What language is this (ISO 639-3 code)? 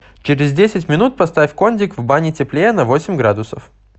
rus